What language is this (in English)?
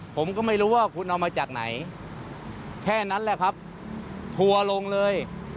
Thai